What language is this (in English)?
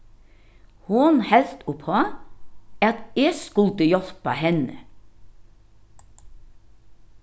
Faroese